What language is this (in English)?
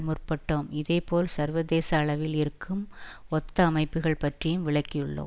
Tamil